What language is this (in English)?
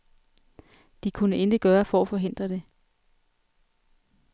Danish